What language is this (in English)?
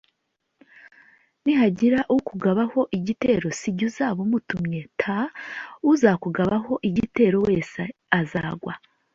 Kinyarwanda